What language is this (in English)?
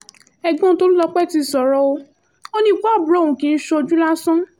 Yoruba